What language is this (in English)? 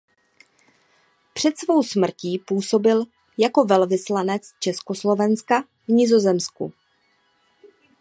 Czech